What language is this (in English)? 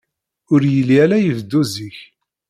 Kabyle